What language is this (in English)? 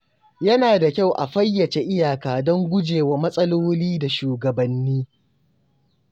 Hausa